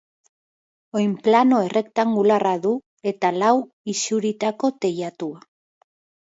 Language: Basque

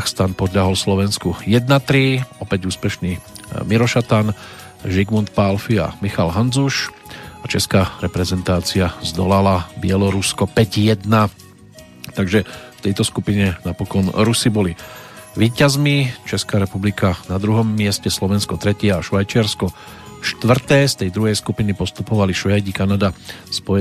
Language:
Slovak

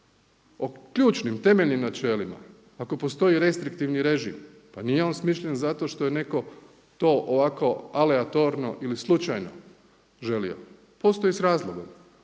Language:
Croatian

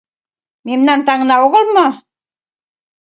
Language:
Mari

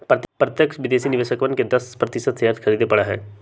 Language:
Magahi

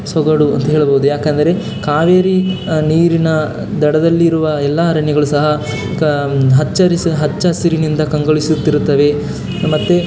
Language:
Kannada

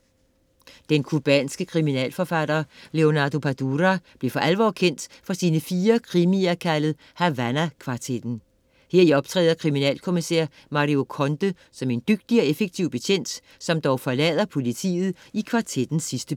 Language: Danish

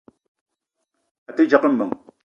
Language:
Eton (Cameroon)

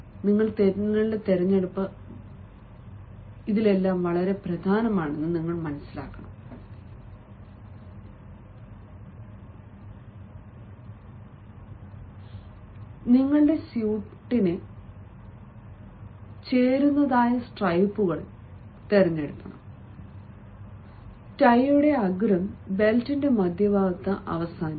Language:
Malayalam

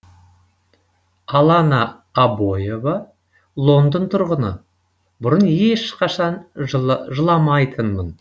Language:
Kazakh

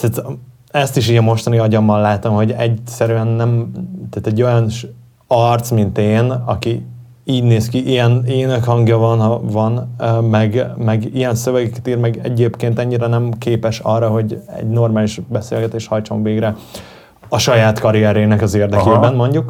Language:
Hungarian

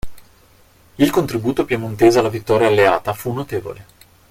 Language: Italian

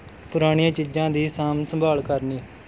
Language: Punjabi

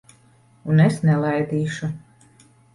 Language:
Latvian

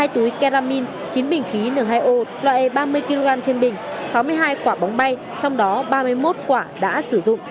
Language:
Vietnamese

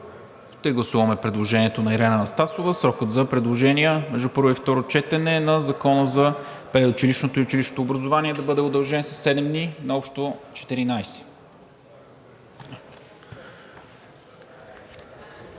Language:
Bulgarian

